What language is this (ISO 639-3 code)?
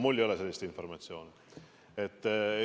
est